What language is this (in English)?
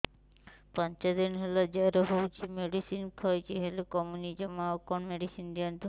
Odia